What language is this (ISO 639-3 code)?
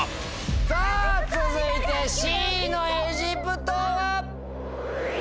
jpn